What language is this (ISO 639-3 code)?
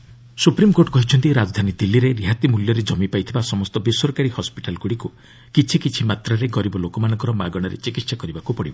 ori